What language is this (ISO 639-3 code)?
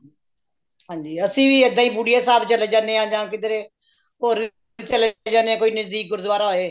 pan